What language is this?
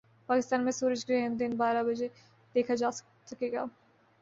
Urdu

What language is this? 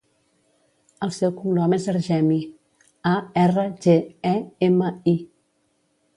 Catalan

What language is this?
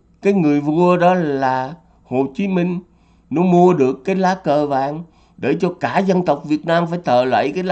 Vietnamese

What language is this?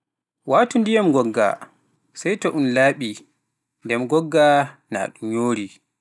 Pular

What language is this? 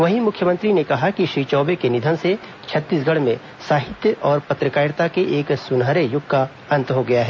Hindi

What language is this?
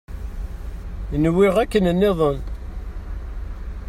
Kabyle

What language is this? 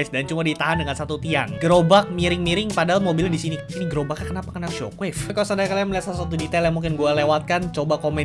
Indonesian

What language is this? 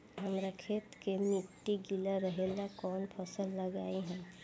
Bhojpuri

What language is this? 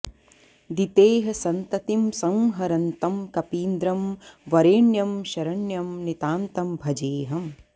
Sanskrit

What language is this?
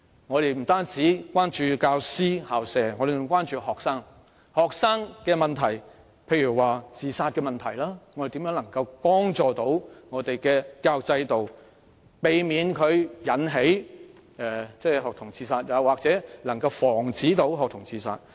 Cantonese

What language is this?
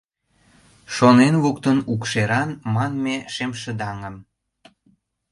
Mari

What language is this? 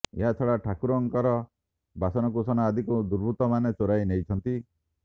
Odia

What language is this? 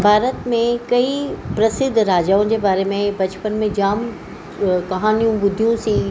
Sindhi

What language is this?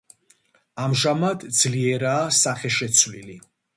Georgian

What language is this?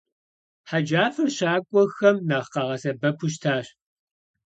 Kabardian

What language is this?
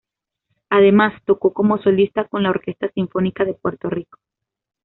Spanish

